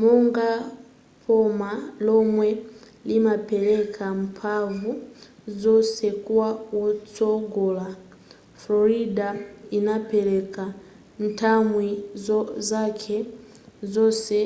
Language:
Nyanja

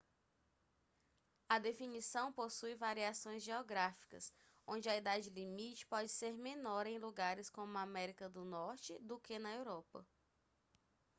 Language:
Portuguese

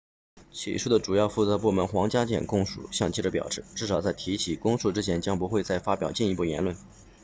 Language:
Chinese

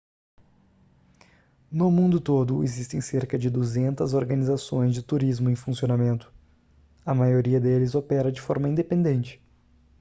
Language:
Portuguese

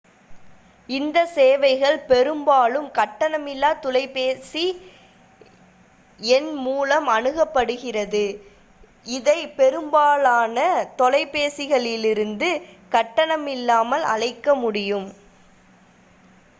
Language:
Tamil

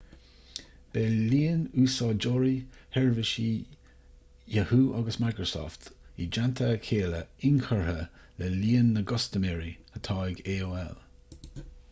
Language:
Irish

